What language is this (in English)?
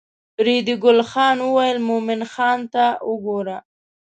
Pashto